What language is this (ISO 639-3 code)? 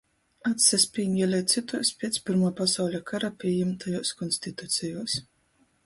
ltg